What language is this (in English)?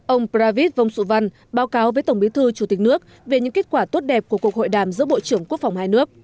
Vietnamese